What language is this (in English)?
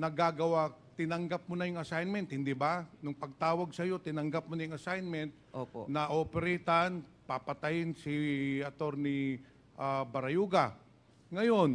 Filipino